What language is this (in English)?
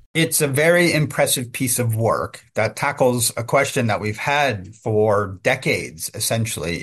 Croatian